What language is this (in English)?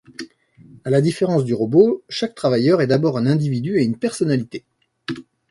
French